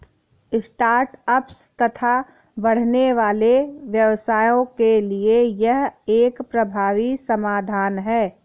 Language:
Hindi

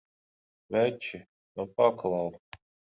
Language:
Latvian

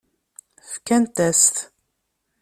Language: Kabyle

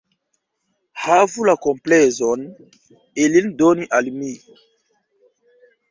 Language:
Esperanto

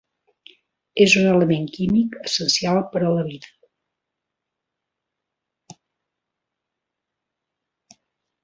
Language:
Catalan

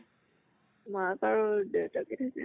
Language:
Assamese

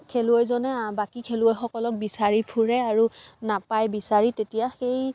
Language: Assamese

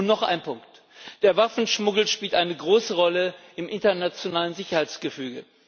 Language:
German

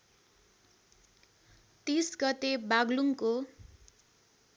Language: Nepali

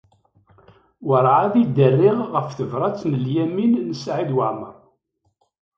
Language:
Kabyle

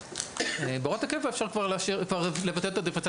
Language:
Hebrew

